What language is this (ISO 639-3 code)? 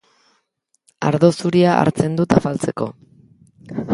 eus